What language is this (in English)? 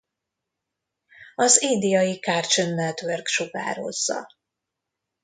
Hungarian